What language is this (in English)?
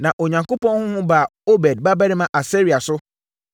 Akan